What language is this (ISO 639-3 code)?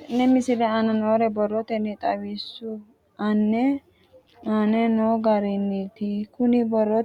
sid